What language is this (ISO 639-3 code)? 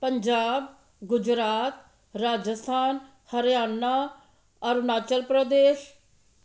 pan